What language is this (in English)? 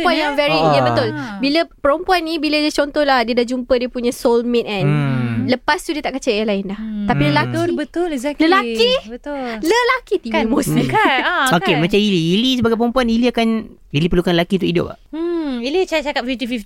Malay